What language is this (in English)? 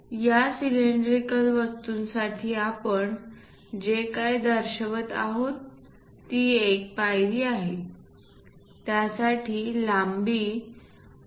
Marathi